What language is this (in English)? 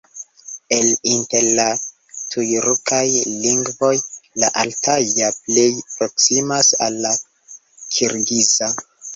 Esperanto